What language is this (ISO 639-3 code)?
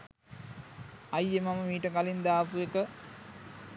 sin